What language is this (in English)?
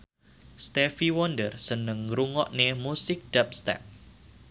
Javanese